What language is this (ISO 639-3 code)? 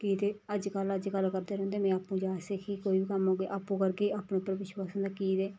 doi